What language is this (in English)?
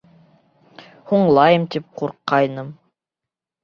Bashkir